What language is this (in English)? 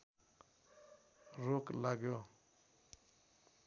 Nepali